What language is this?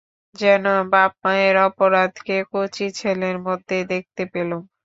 Bangla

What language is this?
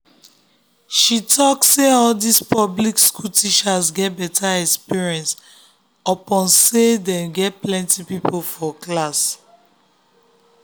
Nigerian Pidgin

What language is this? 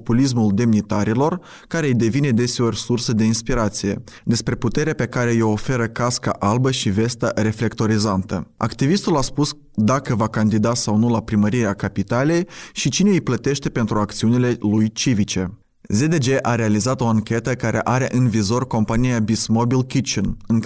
Romanian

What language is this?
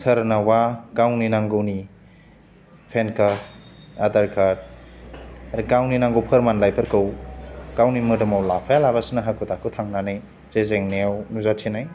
Bodo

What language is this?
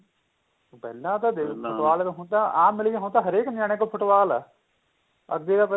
Punjabi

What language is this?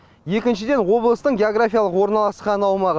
Kazakh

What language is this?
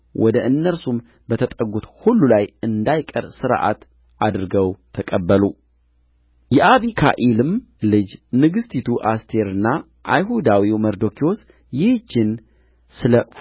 Amharic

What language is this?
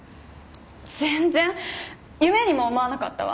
Japanese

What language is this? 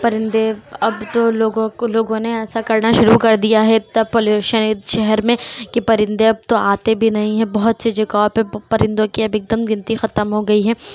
Urdu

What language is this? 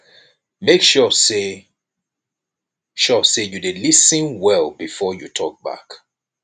Nigerian Pidgin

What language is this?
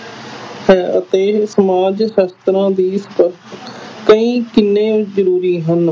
Punjabi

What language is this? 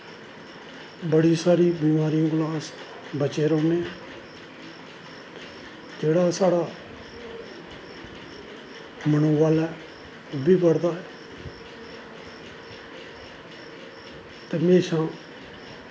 Dogri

